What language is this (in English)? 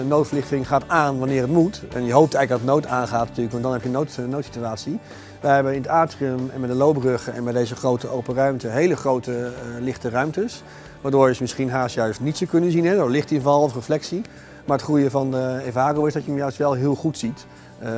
Dutch